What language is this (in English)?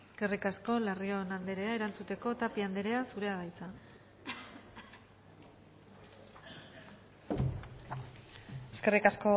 Basque